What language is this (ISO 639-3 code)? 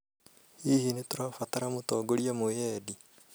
kik